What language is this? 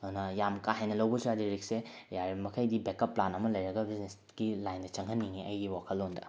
Manipuri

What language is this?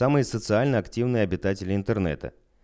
Russian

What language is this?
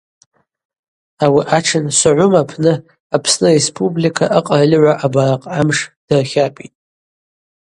Abaza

